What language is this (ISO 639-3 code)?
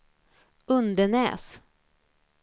swe